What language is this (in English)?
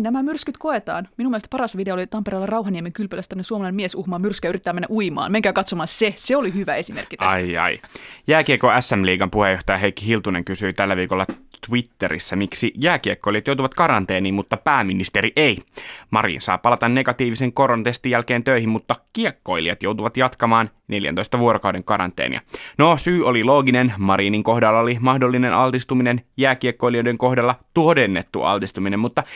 Finnish